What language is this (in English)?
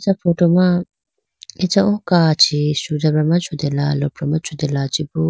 Idu-Mishmi